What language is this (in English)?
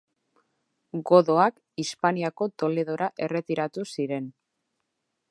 Basque